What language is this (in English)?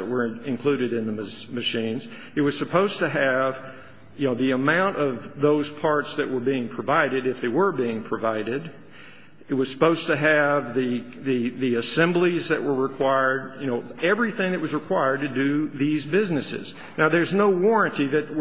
English